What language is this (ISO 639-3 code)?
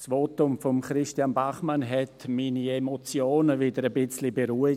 gsw